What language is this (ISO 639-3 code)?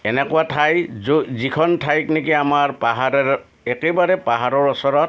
asm